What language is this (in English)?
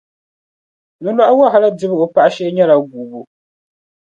Dagbani